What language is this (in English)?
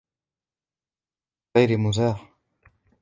Arabic